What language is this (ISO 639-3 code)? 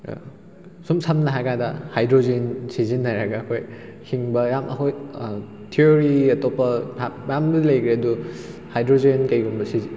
mni